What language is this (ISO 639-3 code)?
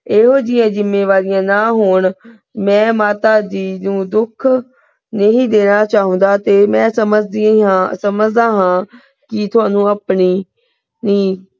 pan